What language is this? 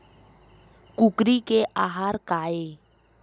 Chhattisgarhi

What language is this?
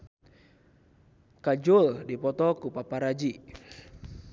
Sundanese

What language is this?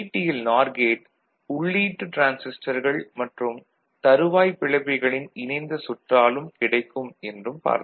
Tamil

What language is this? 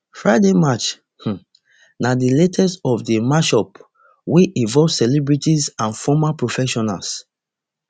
Nigerian Pidgin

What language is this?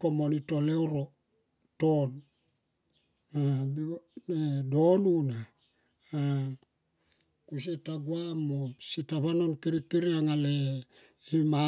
Tomoip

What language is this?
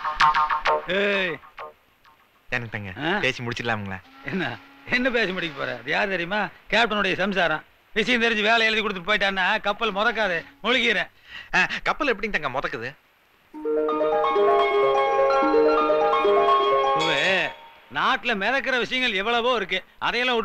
English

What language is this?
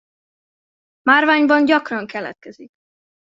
Hungarian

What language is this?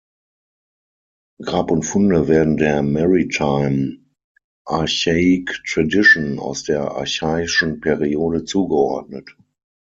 German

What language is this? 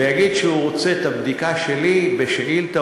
Hebrew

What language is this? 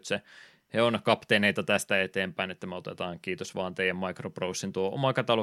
Finnish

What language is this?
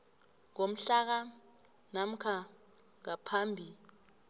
South Ndebele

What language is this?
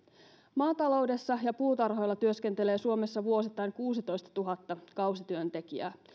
Finnish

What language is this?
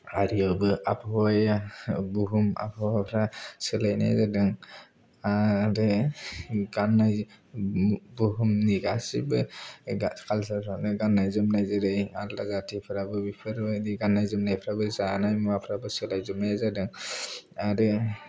Bodo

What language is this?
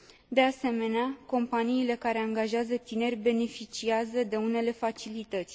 Romanian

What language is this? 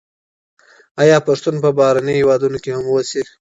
Pashto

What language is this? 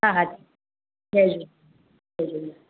Sindhi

